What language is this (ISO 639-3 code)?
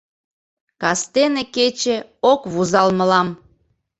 chm